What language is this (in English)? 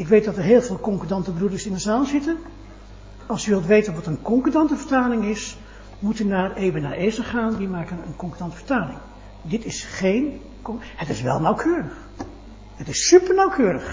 Dutch